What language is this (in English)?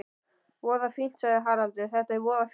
Icelandic